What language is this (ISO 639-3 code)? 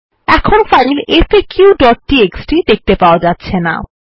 ben